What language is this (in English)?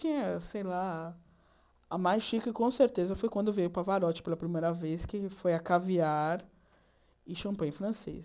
Portuguese